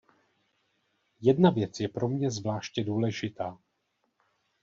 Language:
Czech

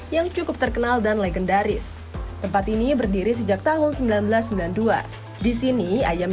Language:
Indonesian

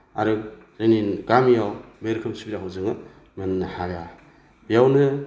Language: Bodo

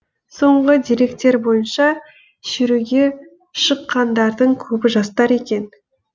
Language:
Kazakh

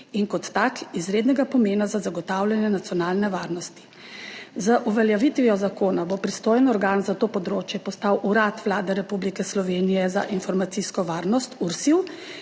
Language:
Slovenian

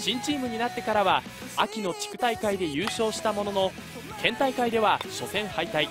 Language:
Japanese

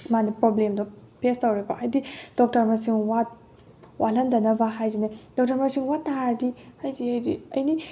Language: Manipuri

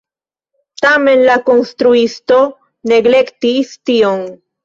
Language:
Esperanto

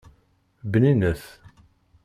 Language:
Kabyle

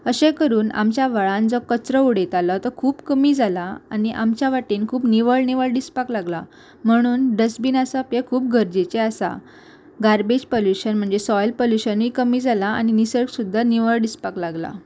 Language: Konkani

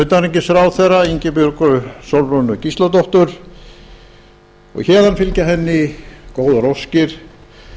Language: Icelandic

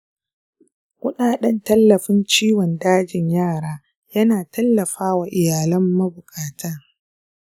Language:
Hausa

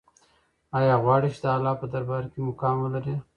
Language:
Pashto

